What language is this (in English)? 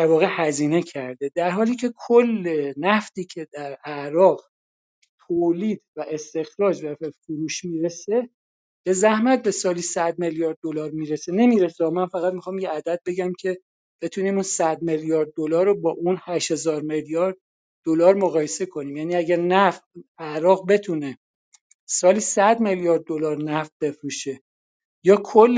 Persian